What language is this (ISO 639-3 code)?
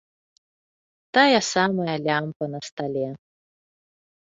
bel